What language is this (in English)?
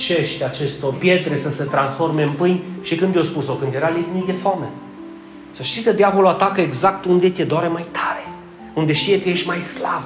Romanian